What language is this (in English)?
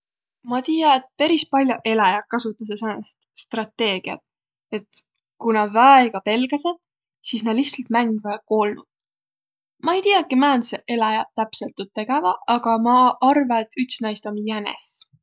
Võro